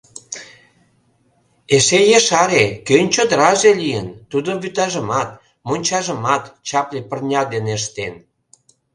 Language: Mari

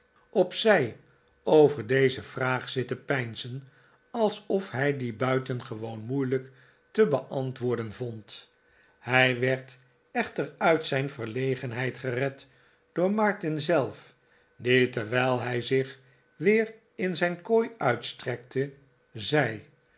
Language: Dutch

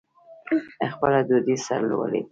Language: Pashto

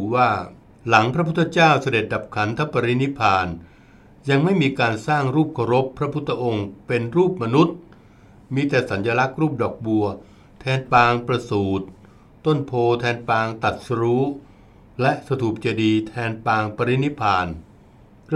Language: Thai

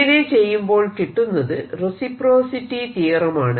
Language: Malayalam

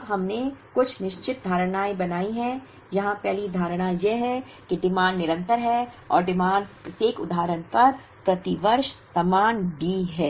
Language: Hindi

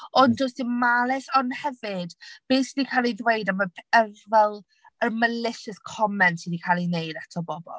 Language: Welsh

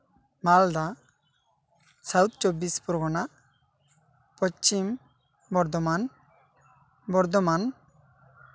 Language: Santali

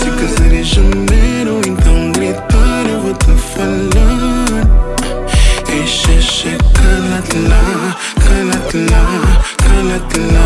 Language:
Portuguese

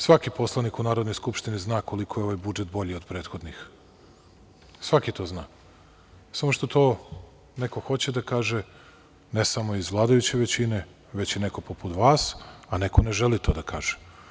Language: Serbian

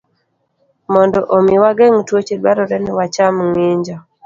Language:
Luo (Kenya and Tanzania)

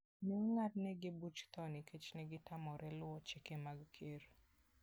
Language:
Luo (Kenya and Tanzania)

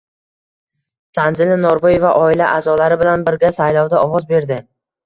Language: Uzbek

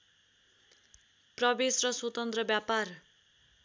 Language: Nepali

